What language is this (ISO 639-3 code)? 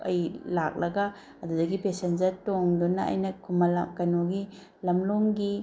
mni